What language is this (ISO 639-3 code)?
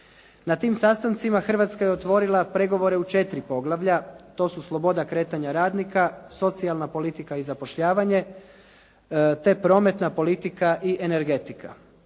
hrv